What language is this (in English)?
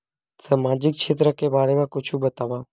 Chhattisgarhi